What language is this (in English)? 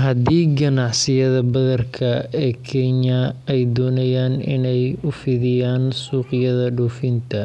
Somali